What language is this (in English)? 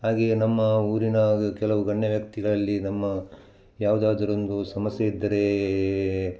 Kannada